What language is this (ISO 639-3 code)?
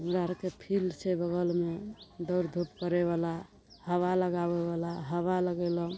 mai